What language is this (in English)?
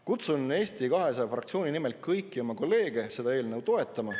Estonian